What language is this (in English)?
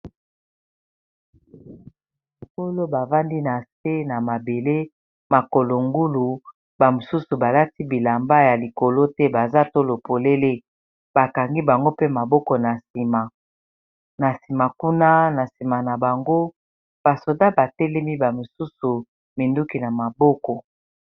Lingala